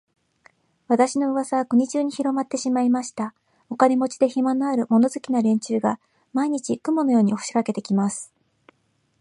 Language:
Japanese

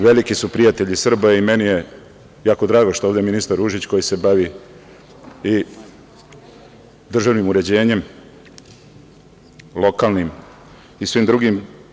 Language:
Serbian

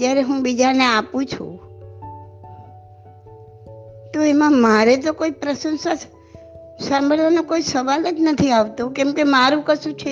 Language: Gujarati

